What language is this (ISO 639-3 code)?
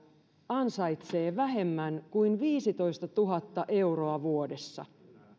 fin